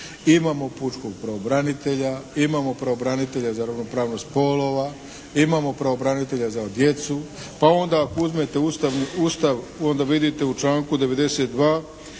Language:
Croatian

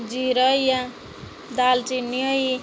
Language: Dogri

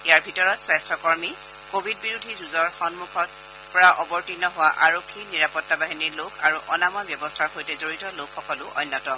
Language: Assamese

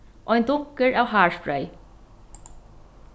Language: Faroese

